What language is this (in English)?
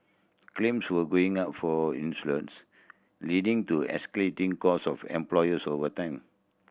English